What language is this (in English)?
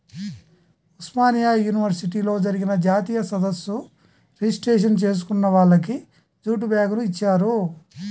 Telugu